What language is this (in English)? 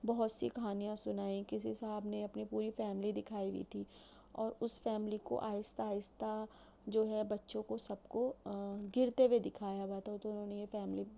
Urdu